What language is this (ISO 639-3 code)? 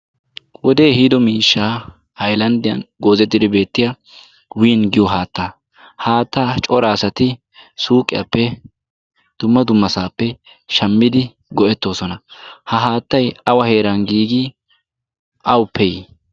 wal